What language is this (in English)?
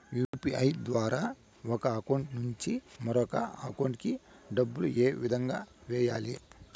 Telugu